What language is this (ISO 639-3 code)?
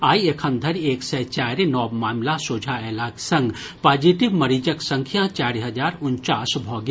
mai